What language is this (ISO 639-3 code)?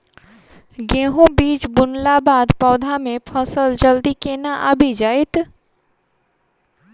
mai